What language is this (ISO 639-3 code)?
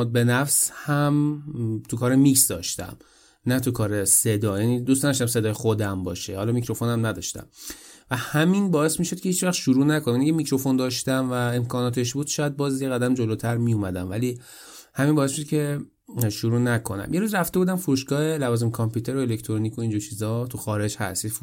fas